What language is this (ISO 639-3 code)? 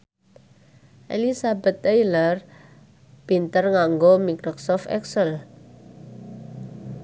jav